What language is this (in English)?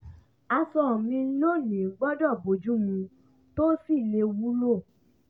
Yoruba